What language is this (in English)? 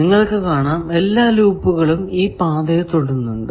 Malayalam